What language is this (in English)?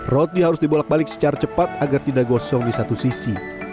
Indonesian